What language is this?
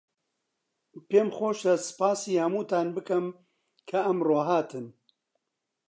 Central Kurdish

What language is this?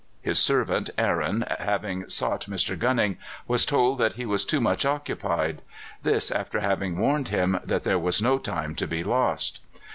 English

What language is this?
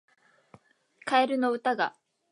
Japanese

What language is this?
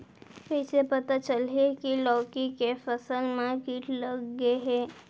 Chhattisgarhi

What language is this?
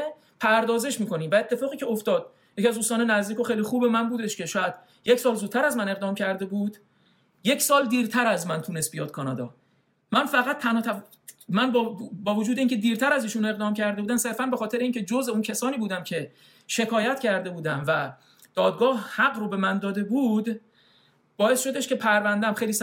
Persian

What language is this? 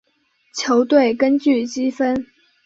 Chinese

